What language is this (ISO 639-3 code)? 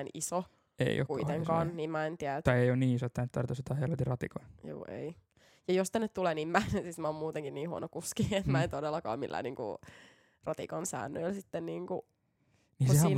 fin